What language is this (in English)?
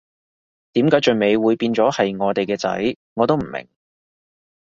Cantonese